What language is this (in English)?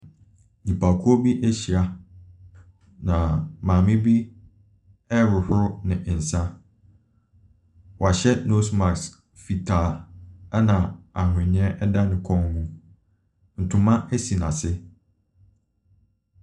Akan